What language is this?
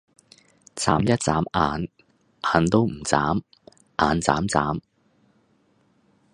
Cantonese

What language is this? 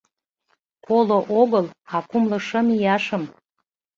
Mari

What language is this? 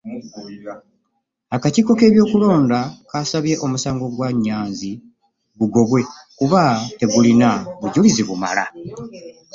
Ganda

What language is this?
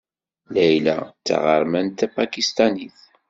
Kabyle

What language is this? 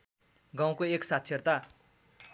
Nepali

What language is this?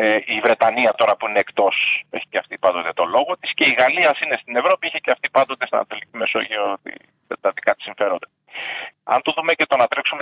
Greek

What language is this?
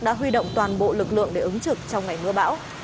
Vietnamese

